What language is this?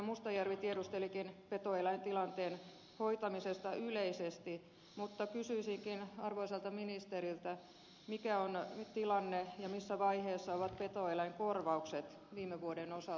Finnish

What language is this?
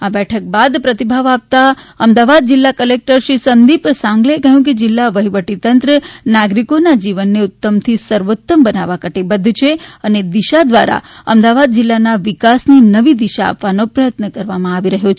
Gujarati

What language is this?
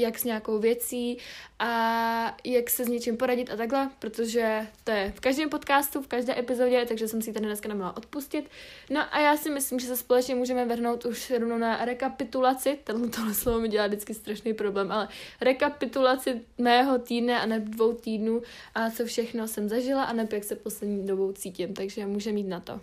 Czech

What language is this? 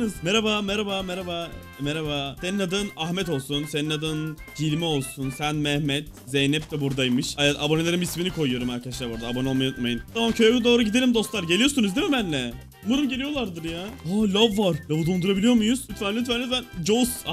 Turkish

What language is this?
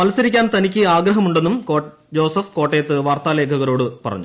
Malayalam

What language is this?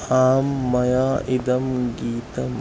Sanskrit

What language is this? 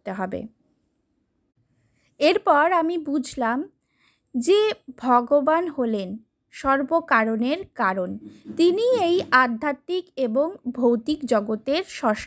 Bangla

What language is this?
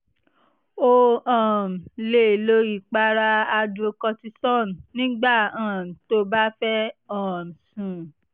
Yoruba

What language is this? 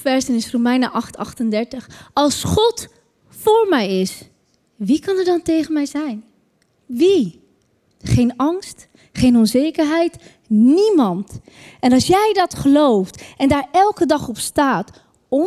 Dutch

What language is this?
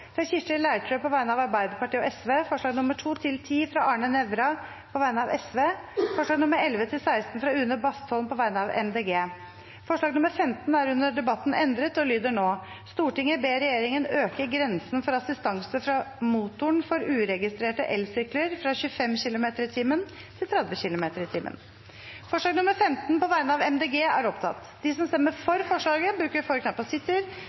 Norwegian Bokmål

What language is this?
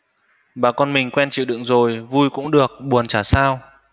Vietnamese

